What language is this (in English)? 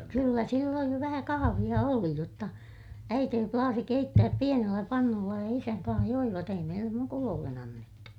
Finnish